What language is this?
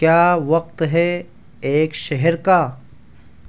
Urdu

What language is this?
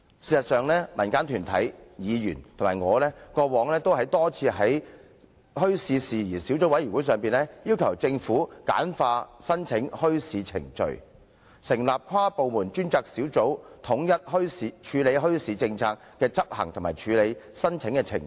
Cantonese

